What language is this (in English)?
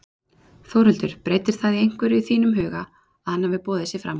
Icelandic